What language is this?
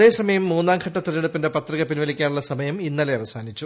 Malayalam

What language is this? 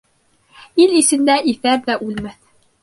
Bashkir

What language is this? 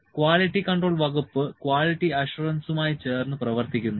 Malayalam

